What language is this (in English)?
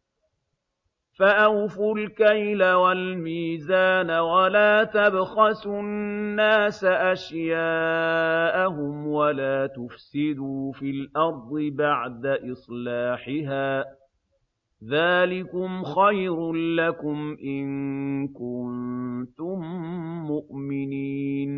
Arabic